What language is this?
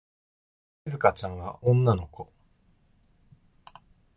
Japanese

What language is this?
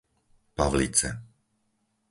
Slovak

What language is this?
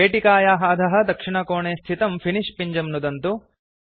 Sanskrit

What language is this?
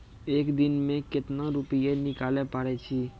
Maithili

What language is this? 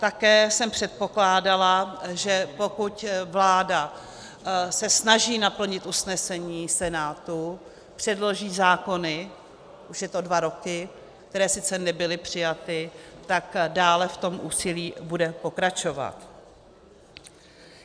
Czech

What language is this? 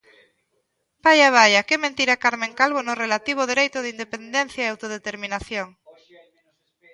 Galician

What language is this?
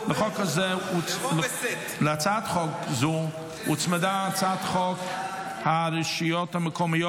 Hebrew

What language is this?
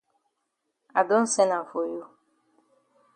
Cameroon Pidgin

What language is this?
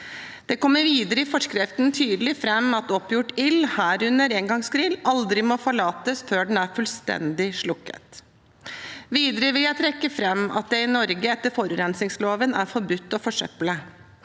Norwegian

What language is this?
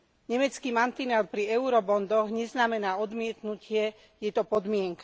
Slovak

